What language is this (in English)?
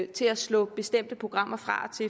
Danish